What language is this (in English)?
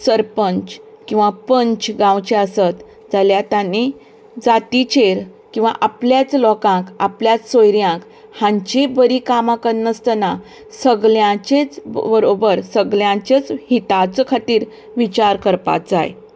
Konkani